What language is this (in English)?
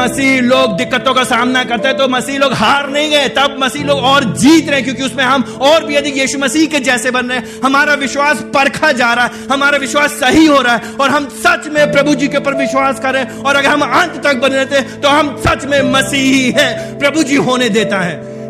Hindi